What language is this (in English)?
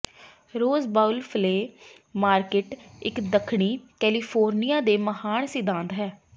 Punjabi